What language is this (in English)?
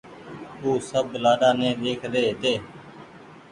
Goaria